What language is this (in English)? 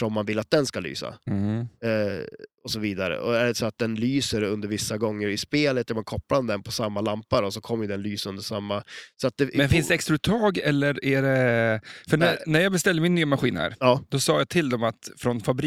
Swedish